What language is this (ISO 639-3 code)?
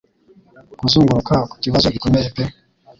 kin